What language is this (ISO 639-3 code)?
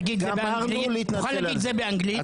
heb